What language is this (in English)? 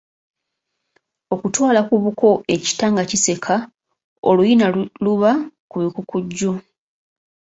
Ganda